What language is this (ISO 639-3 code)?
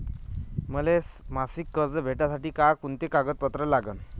mar